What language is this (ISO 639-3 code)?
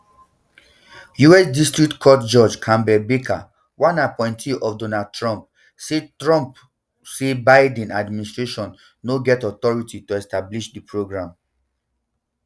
pcm